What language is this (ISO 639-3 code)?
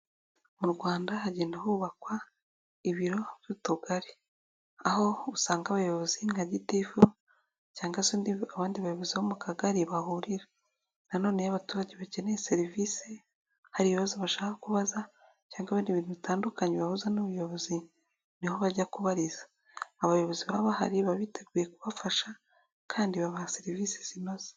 kin